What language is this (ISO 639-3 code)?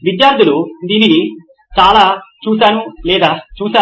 tel